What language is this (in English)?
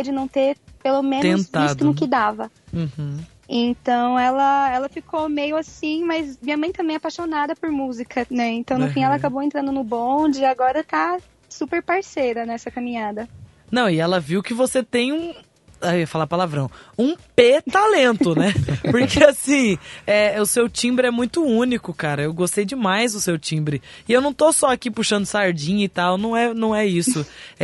Portuguese